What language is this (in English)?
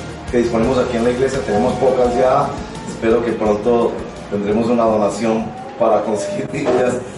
Spanish